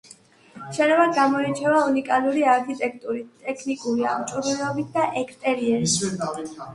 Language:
Georgian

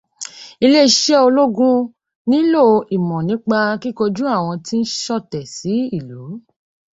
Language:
Yoruba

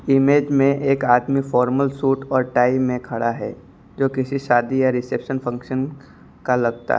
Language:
Hindi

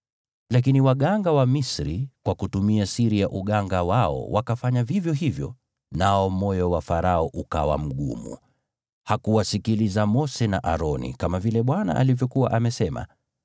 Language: Swahili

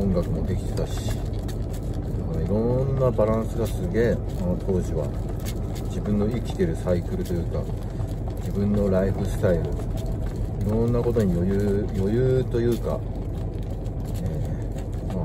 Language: Japanese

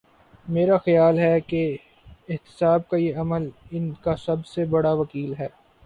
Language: Urdu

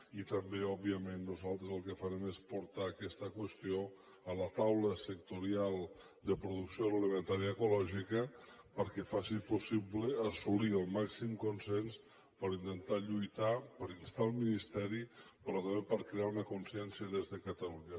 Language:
Catalan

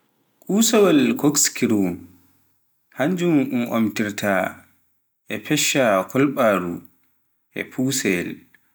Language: Pular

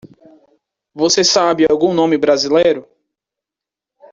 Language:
Portuguese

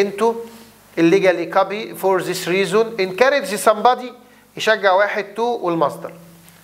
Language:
Arabic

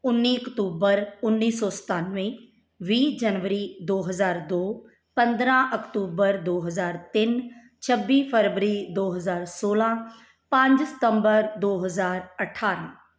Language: Punjabi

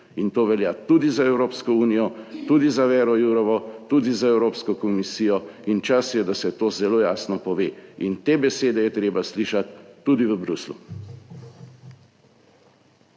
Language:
Slovenian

